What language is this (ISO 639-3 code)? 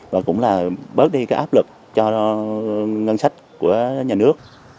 vie